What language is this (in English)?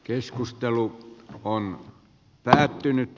Finnish